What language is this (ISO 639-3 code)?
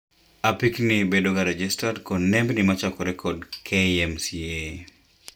luo